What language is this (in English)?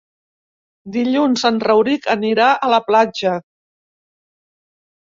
Catalan